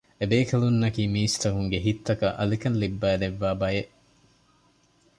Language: Divehi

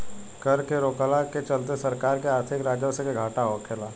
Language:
Bhojpuri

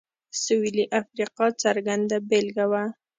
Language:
Pashto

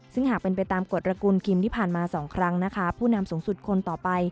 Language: Thai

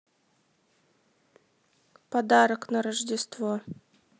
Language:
Russian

